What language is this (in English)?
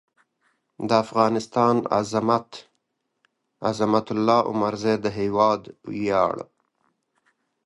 Pashto